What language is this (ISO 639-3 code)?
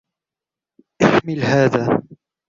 ara